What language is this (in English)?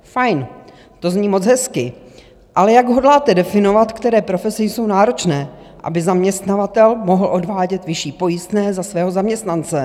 Czech